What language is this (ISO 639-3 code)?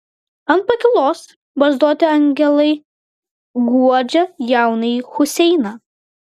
lit